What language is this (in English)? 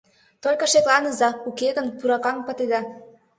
Mari